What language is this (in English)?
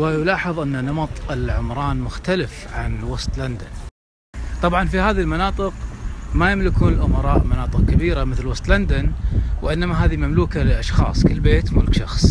Arabic